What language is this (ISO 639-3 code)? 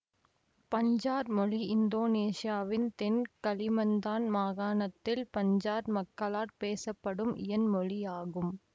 tam